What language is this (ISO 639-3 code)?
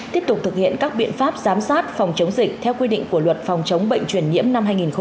vie